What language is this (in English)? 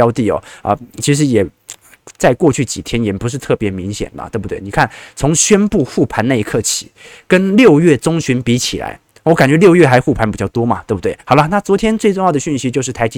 Chinese